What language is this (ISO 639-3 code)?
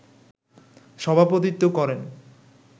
ben